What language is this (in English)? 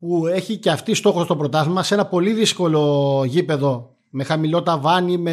Greek